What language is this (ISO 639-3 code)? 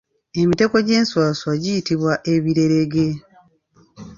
lug